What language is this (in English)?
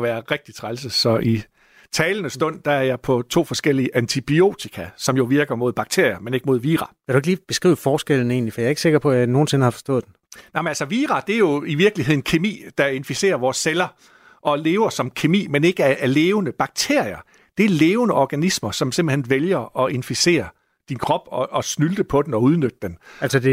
Danish